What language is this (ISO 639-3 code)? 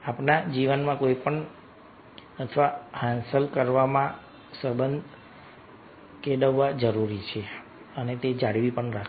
guj